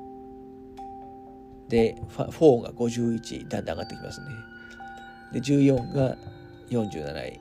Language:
Japanese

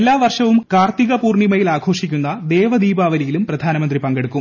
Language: Malayalam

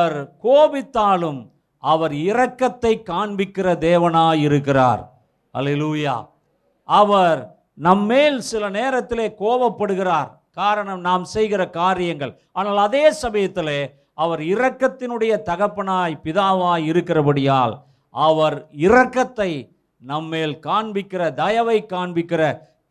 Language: Tamil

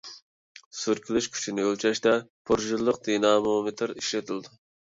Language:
Uyghur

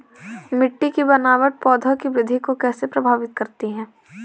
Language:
Hindi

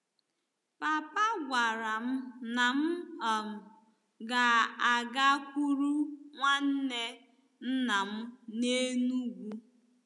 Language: Igbo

